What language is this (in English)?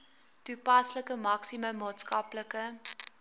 Afrikaans